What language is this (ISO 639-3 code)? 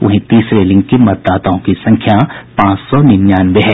hin